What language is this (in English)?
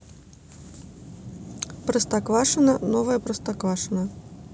Russian